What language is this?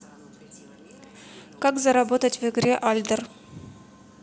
Russian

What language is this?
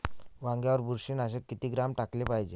Marathi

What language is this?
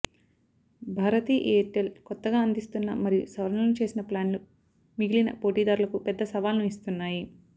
Telugu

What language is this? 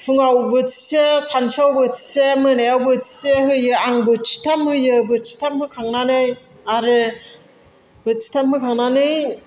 Bodo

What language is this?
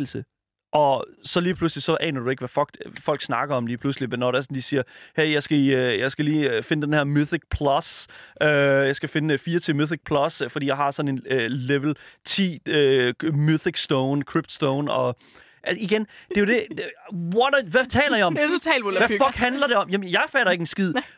Danish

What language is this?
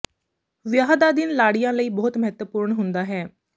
Punjabi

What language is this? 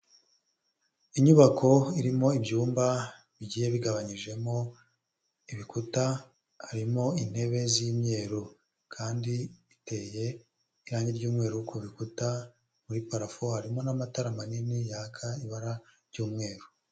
Kinyarwanda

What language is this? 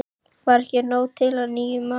Icelandic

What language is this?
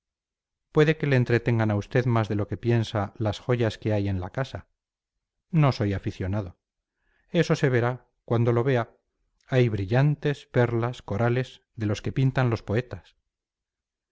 Spanish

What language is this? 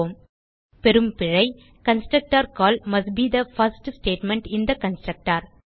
Tamil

